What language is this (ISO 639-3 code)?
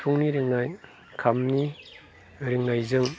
brx